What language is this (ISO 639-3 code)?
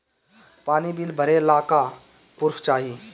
bho